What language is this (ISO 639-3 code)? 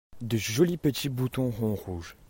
fra